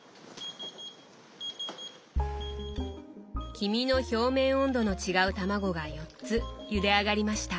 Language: Japanese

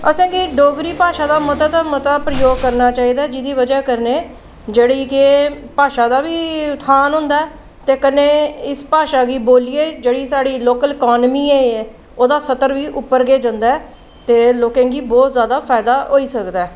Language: Dogri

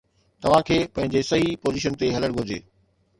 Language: Sindhi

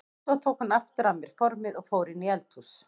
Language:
Icelandic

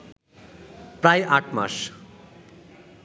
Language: Bangla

